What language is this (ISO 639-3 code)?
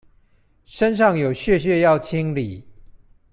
zho